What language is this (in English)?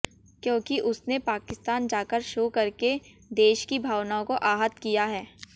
Hindi